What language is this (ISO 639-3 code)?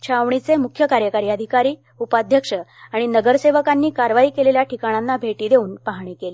mar